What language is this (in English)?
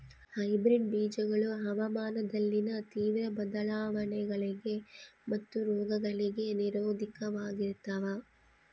Kannada